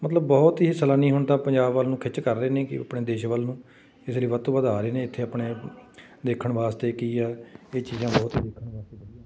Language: Punjabi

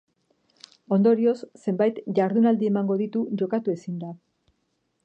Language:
Basque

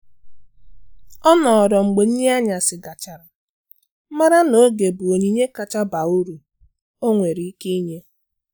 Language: Igbo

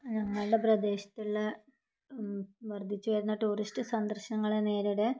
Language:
Malayalam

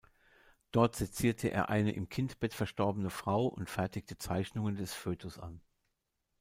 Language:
German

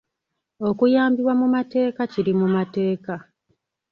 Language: Ganda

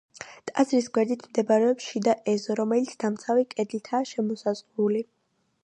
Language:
Georgian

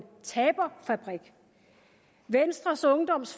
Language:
Danish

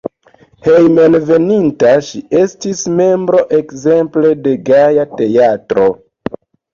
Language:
Esperanto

